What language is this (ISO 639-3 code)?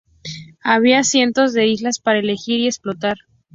spa